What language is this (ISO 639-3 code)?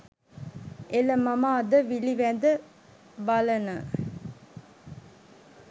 sin